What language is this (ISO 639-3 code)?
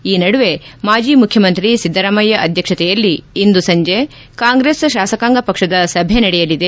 kan